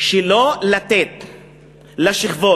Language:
Hebrew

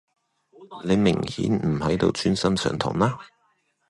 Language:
Cantonese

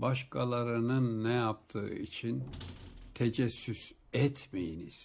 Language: Turkish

